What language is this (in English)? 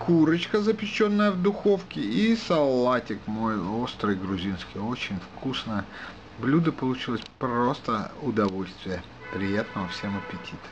Russian